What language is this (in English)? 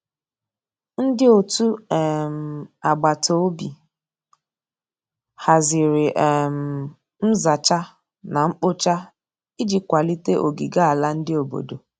Igbo